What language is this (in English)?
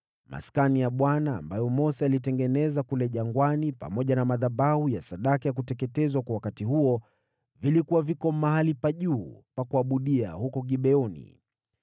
Swahili